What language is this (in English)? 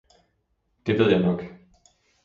Danish